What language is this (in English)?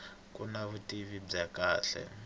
Tsonga